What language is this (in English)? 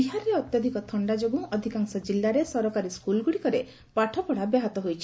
Odia